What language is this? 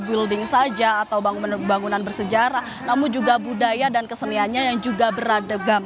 Indonesian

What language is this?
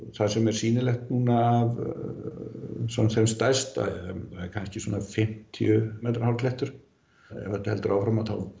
Icelandic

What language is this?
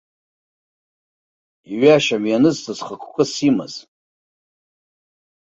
Abkhazian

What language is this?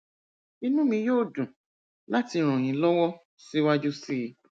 Yoruba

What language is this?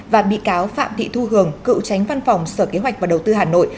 Vietnamese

